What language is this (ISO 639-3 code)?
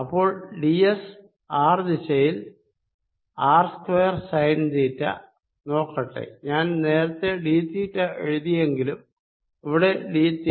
mal